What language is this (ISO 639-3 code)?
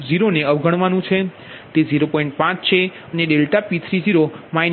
guj